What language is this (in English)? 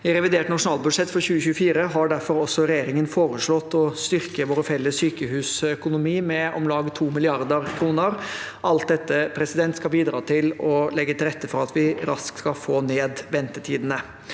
Norwegian